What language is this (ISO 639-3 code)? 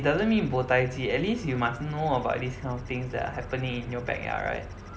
eng